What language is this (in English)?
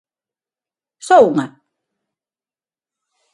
Galician